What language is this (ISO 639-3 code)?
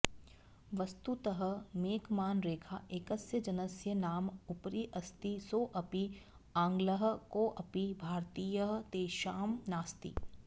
san